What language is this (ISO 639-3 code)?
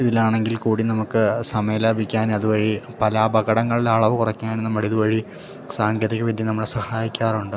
mal